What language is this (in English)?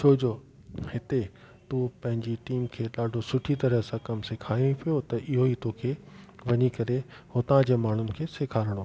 Sindhi